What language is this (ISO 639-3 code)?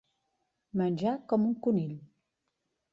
cat